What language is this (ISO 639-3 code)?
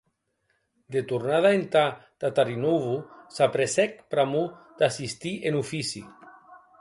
oci